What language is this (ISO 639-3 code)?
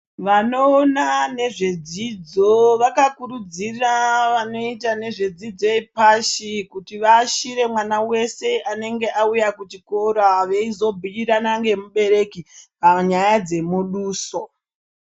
ndc